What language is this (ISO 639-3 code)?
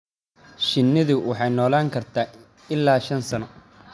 som